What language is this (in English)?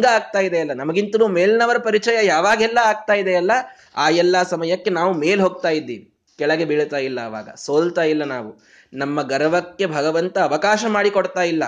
Kannada